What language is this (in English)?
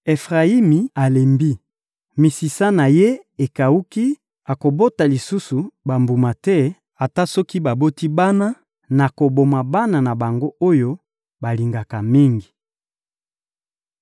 Lingala